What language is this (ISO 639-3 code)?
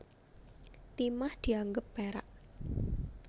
jav